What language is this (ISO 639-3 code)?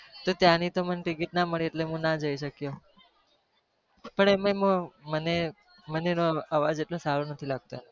guj